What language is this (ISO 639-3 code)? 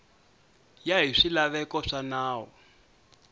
tso